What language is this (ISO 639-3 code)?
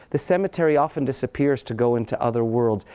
eng